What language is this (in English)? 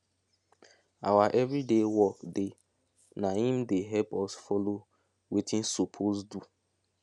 Nigerian Pidgin